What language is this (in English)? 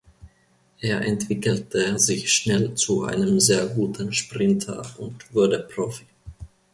German